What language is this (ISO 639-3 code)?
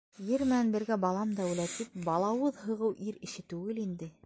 bak